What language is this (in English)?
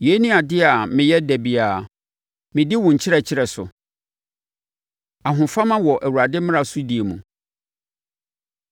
Akan